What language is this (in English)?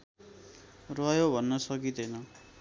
Nepali